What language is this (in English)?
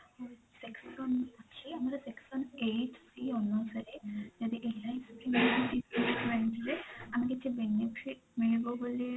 Odia